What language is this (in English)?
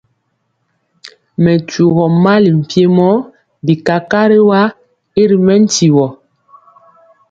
Mpiemo